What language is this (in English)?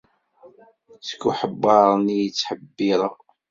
Kabyle